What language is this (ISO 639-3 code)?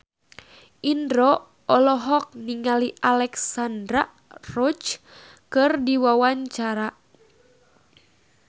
sun